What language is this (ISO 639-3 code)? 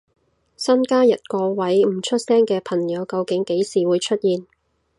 yue